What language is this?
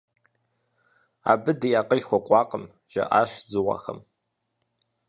Kabardian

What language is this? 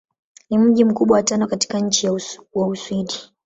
Swahili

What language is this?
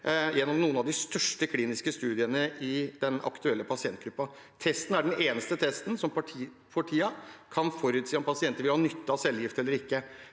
Norwegian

